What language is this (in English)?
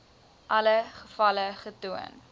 Afrikaans